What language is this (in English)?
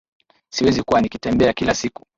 Swahili